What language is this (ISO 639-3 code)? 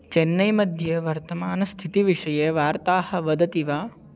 san